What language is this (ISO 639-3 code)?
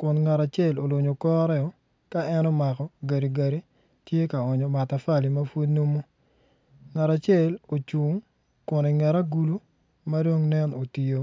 ach